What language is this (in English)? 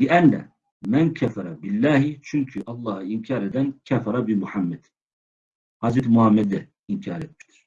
Turkish